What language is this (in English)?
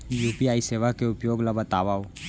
Chhattisgarhi